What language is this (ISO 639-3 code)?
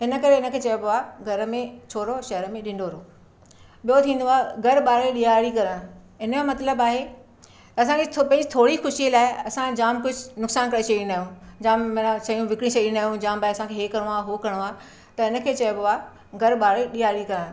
snd